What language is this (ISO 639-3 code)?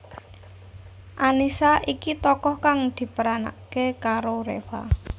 jav